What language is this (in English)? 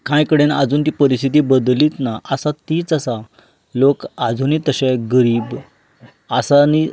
Konkani